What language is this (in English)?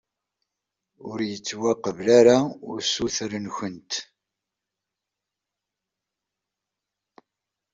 Kabyle